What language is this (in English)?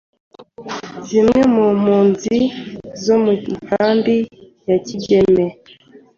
Kinyarwanda